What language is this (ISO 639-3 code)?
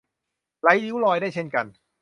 tha